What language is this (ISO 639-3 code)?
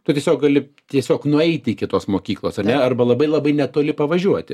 lit